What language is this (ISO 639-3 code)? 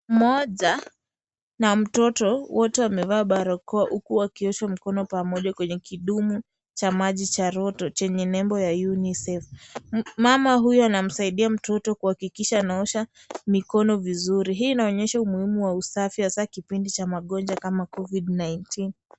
swa